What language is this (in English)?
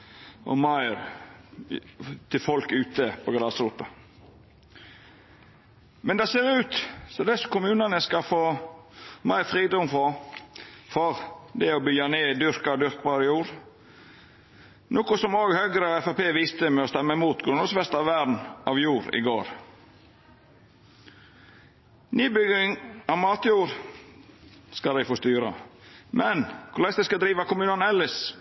Norwegian Nynorsk